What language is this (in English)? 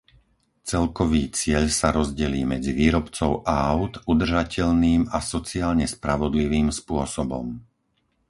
Slovak